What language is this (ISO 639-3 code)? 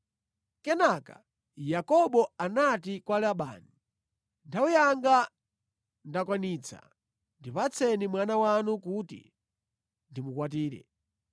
nya